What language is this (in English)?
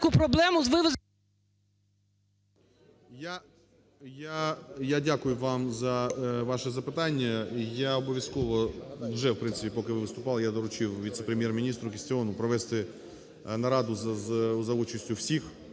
Ukrainian